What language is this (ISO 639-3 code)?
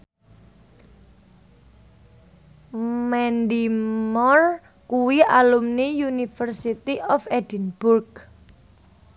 jav